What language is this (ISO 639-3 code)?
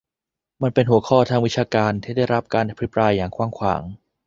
tha